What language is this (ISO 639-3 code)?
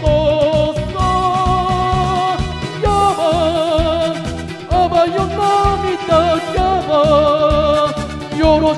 ron